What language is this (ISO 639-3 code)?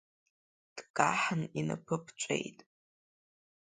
abk